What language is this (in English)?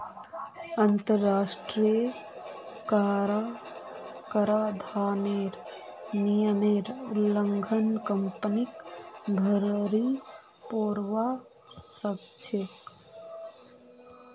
Magahi